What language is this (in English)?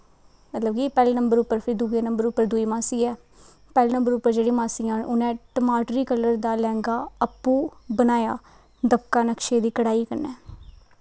Dogri